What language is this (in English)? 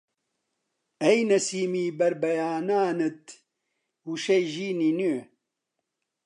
Central Kurdish